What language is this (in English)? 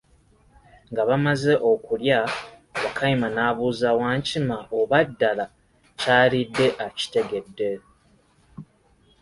Ganda